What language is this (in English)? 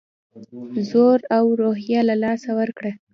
Pashto